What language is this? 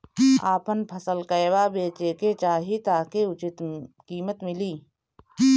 Bhojpuri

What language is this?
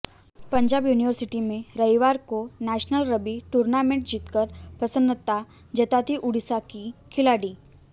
Hindi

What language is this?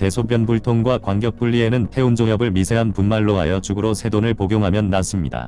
Korean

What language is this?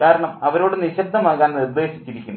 Malayalam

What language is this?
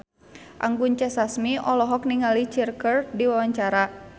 Sundanese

